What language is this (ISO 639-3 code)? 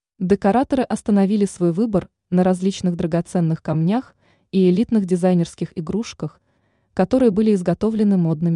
rus